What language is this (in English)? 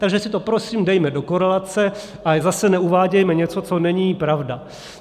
Czech